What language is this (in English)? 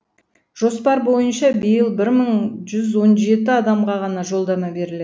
Kazakh